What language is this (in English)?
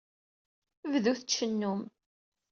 Kabyle